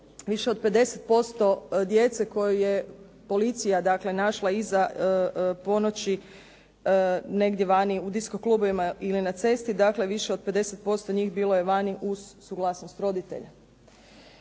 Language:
Croatian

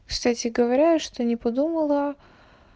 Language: Russian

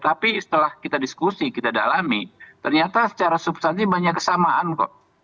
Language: Indonesian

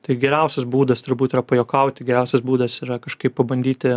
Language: Lithuanian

